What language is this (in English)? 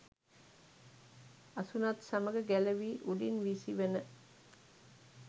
Sinhala